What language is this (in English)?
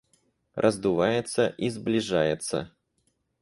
Russian